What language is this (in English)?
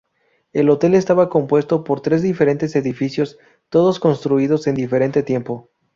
Spanish